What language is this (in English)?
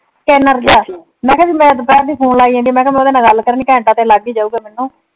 Punjabi